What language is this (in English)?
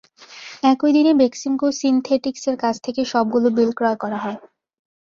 Bangla